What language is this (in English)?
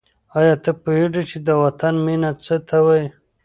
Pashto